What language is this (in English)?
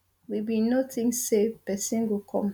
Nigerian Pidgin